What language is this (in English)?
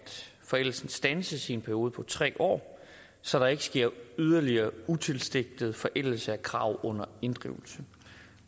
Danish